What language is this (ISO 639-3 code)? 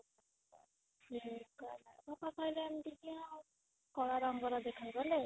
ori